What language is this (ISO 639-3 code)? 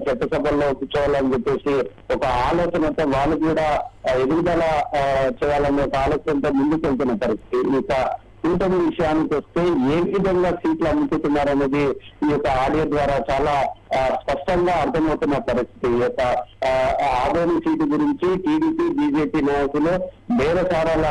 tel